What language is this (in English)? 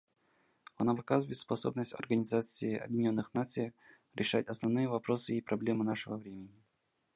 Russian